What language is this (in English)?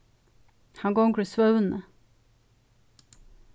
Faroese